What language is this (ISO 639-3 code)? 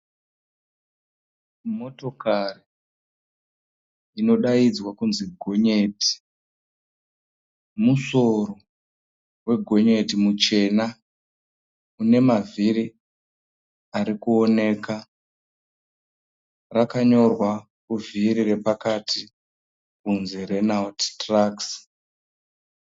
sna